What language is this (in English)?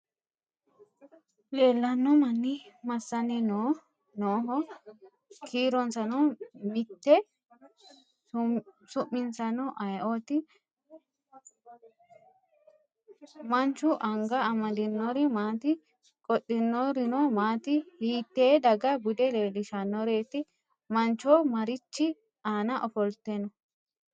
Sidamo